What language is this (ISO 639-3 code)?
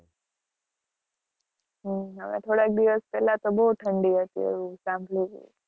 guj